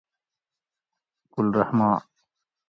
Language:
Gawri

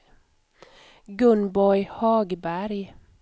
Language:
Swedish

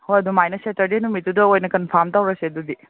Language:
Manipuri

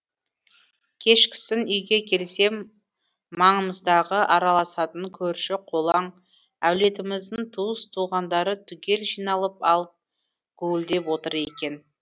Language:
Kazakh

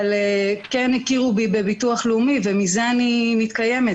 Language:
Hebrew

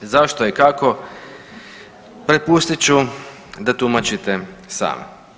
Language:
Croatian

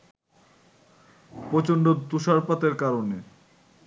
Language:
Bangla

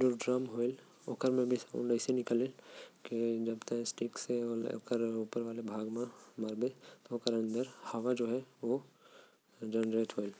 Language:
Korwa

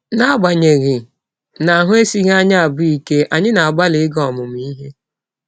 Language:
Igbo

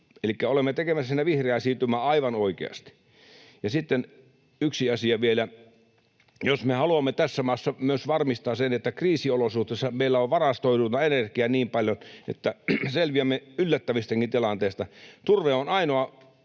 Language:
Finnish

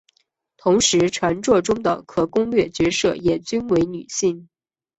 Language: Chinese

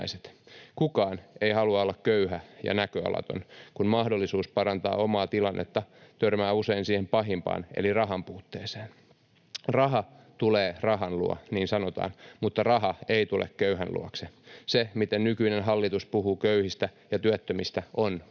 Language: Finnish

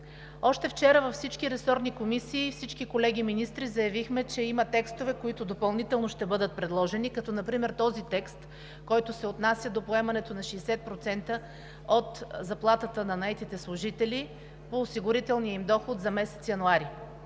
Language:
Bulgarian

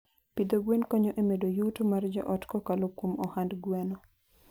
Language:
Luo (Kenya and Tanzania)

